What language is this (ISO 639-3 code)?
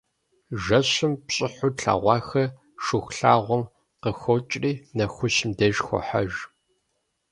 kbd